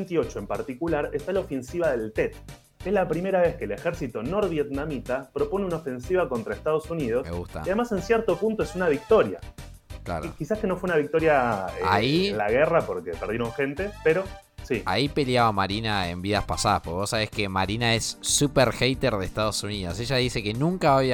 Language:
Spanish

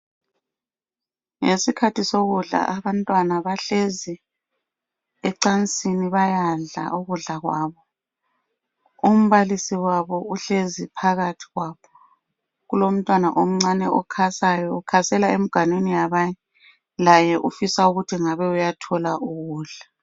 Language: North Ndebele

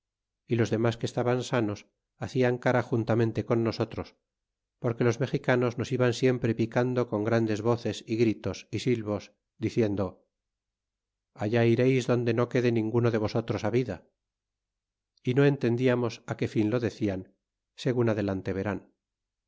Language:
Spanish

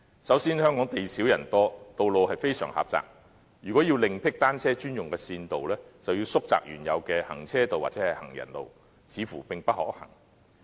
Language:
Cantonese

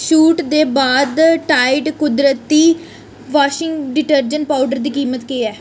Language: Dogri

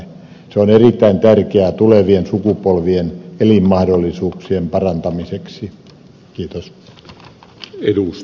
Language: Finnish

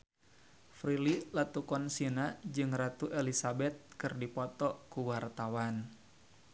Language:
Sundanese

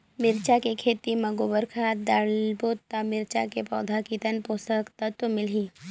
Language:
Chhattisgarhi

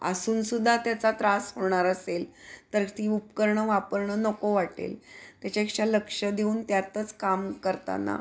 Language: Marathi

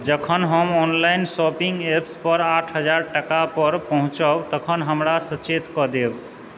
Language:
Maithili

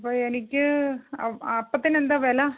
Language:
Malayalam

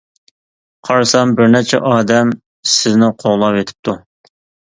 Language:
Uyghur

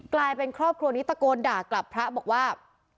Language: Thai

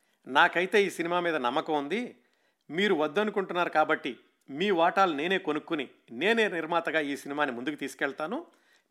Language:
Telugu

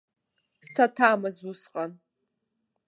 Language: Abkhazian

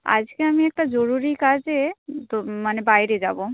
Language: Bangla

